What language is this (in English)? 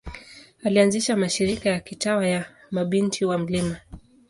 Swahili